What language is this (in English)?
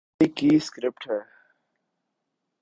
Urdu